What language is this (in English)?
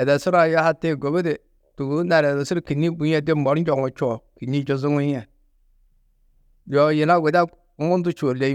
Tedaga